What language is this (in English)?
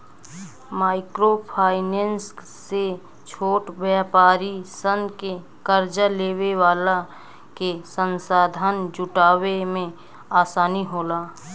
Bhojpuri